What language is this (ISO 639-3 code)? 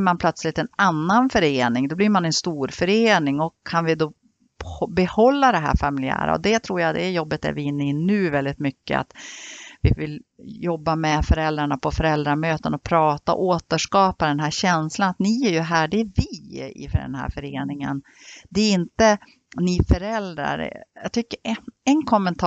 swe